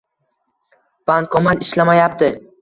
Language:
Uzbek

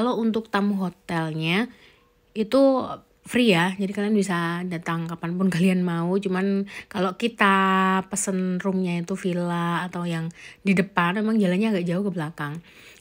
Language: Indonesian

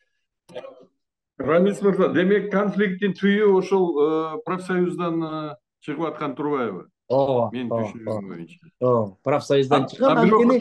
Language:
Turkish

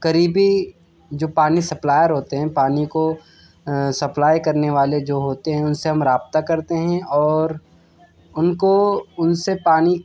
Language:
Urdu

